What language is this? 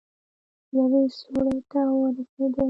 Pashto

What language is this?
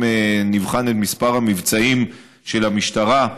Hebrew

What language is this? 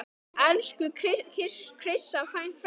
Icelandic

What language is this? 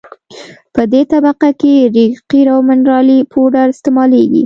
Pashto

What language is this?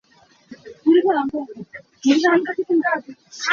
Hakha Chin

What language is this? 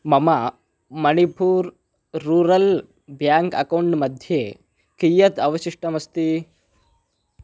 Sanskrit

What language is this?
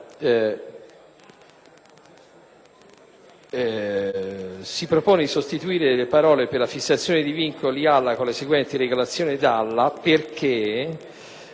Italian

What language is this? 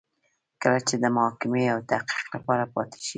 Pashto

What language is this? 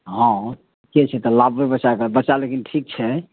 Maithili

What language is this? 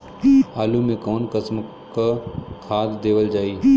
Bhojpuri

